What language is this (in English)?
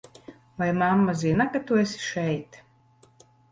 Latvian